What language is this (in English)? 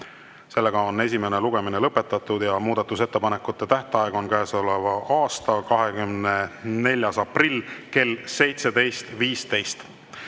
Estonian